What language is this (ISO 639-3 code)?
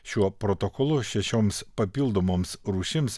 lit